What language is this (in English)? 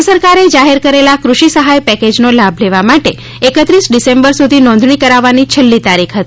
Gujarati